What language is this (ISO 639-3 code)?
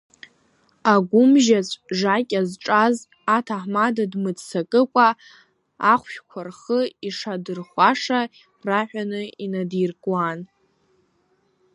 abk